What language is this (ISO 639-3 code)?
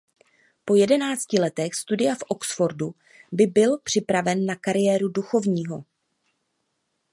ces